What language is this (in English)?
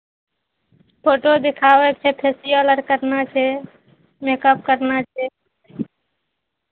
Maithili